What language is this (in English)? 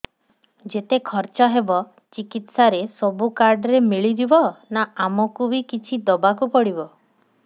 Odia